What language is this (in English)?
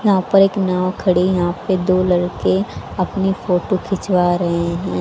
Hindi